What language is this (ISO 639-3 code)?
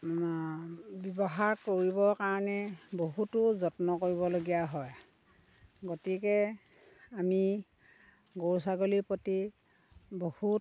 asm